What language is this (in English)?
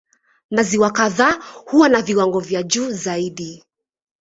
Swahili